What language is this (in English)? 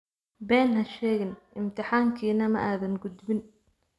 Somali